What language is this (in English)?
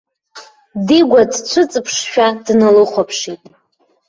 Abkhazian